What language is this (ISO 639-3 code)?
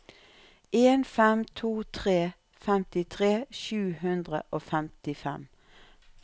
nor